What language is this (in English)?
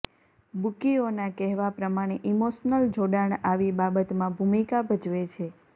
Gujarati